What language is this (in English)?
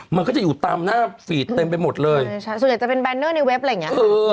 Thai